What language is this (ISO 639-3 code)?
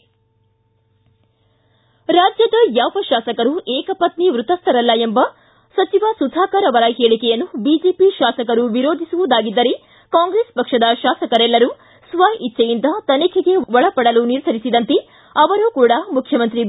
kan